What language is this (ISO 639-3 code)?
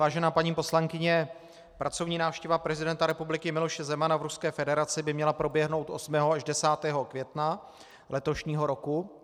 ces